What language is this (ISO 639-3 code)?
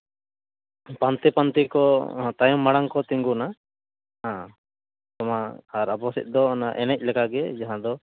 sat